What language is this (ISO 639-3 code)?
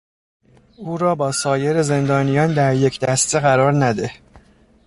fas